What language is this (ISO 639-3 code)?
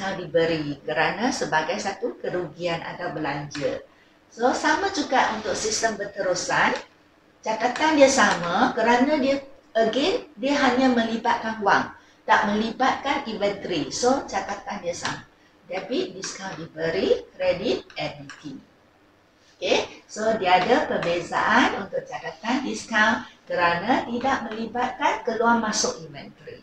msa